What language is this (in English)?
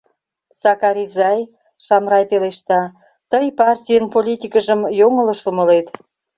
Mari